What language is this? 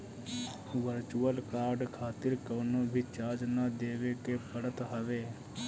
Bhojpuri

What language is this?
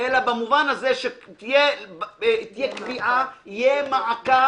Hebrew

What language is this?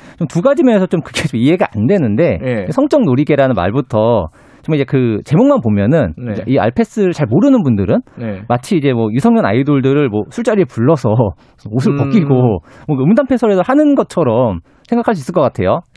Korean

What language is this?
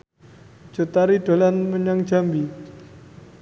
Javanese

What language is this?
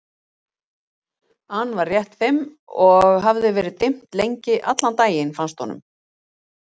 Icelandic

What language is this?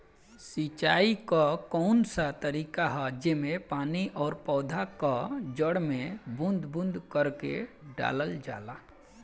Bhojpuri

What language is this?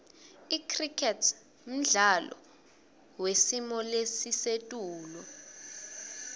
Swati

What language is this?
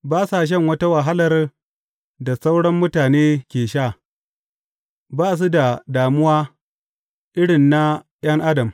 Hausa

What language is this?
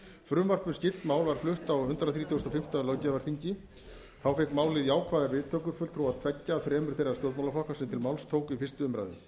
Icelandic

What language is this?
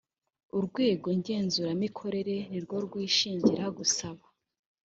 Kinyarwanda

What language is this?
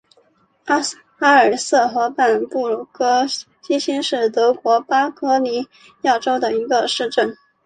Chinese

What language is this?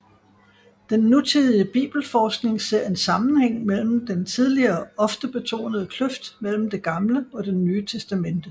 Danish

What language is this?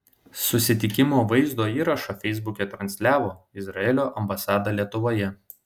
Lithuanian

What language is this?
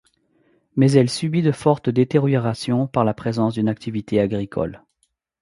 French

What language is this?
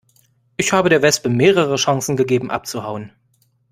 German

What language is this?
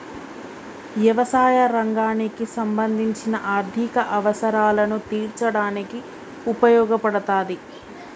Telugu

